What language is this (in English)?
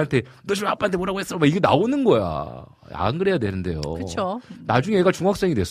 Korean